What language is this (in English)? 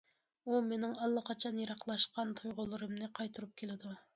Uyghur